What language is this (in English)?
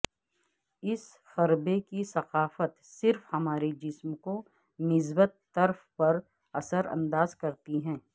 Urdu